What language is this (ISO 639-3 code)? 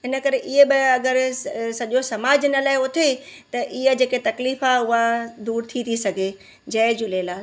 snd